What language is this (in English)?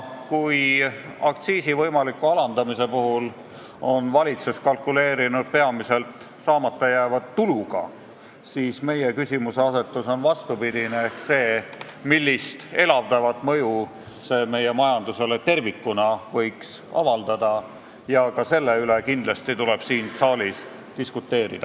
Estonian